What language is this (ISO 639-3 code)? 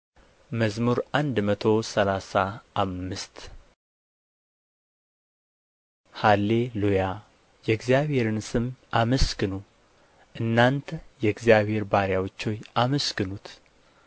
amh